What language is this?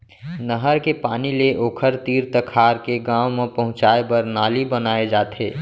Chhattisgarhi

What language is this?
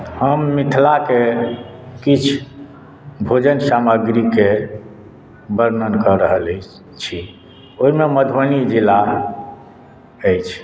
Maithili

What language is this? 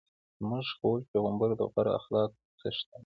Pashto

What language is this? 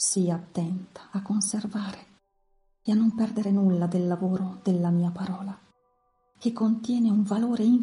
Italian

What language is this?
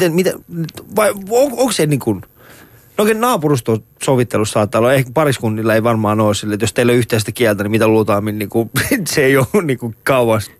Finnish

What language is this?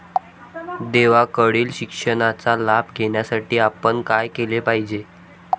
Marathi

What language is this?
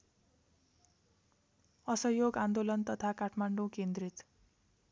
Nepali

